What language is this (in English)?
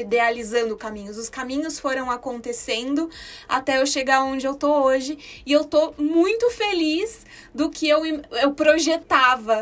Portuguese